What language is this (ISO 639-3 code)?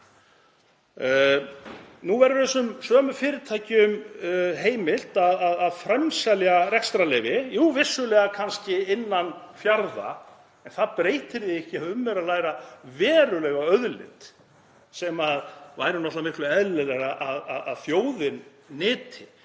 isl